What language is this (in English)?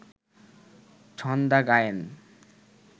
Bangla